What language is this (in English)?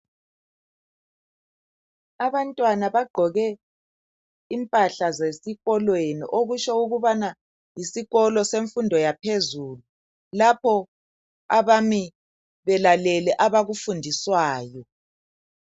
North Ndebele